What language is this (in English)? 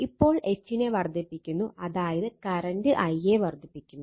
Malayalam